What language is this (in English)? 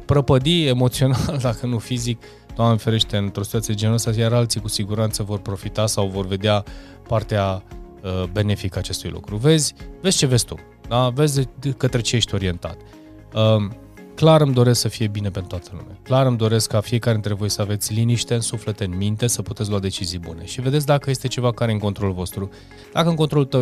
Romanian